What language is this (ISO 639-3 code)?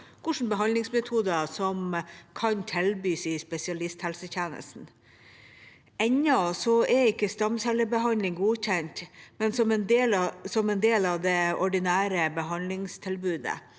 nor